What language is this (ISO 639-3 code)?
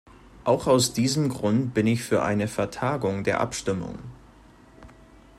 deu